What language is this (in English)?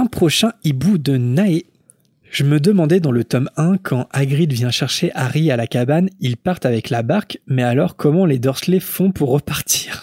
French